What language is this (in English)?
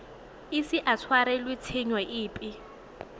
Tswana